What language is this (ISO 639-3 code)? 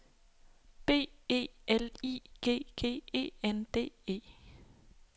dan